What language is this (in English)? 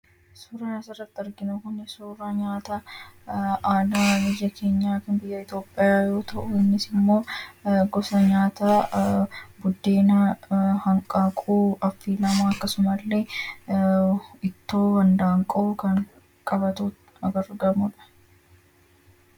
Oromo